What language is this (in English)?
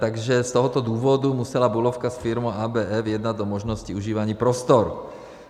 Czech